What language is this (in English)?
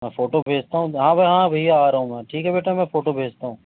Urdu